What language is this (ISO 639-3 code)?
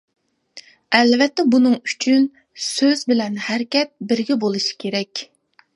uig